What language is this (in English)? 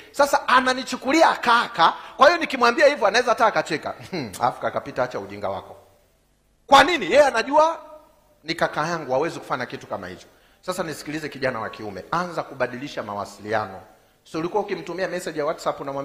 Swahili